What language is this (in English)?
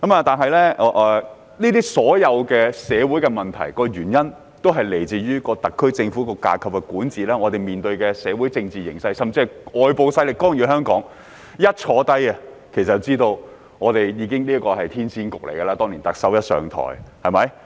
Cantonese